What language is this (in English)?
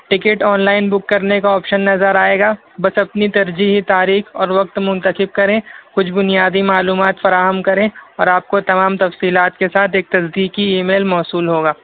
Urdu